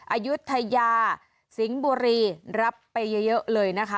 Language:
Thai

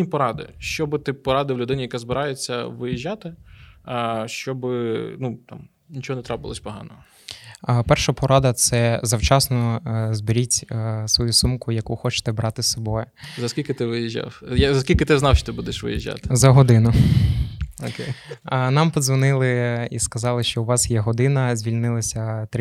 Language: Ukrainian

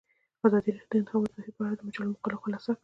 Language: Pashto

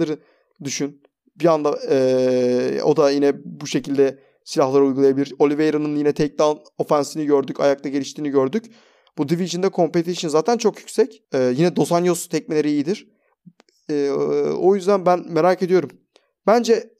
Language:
Turkish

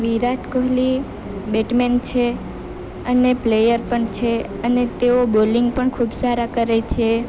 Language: Gujarati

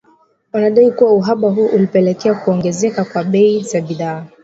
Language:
Swahili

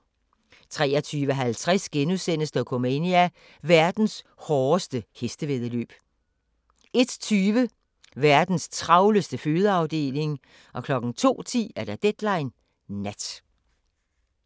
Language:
Danish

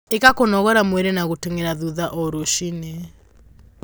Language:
Kikuyu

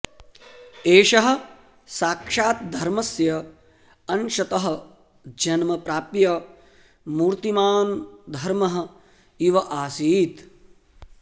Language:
Sanskrit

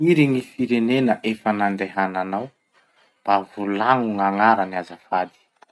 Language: Masikoro Malagasy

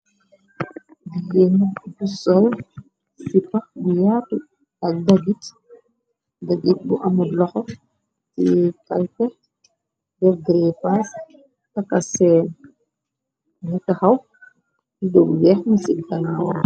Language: Wolof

